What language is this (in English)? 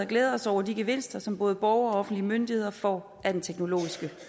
Danish